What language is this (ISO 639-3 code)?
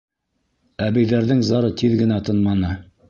bak